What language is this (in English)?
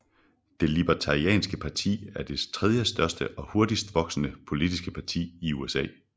Danish